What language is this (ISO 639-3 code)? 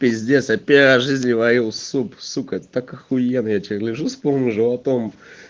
rus